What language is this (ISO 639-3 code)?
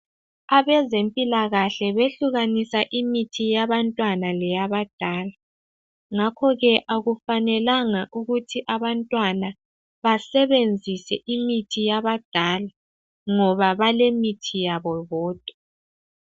nde